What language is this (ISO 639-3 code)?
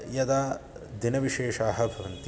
san